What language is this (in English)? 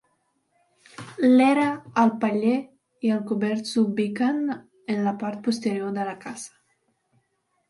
Catalan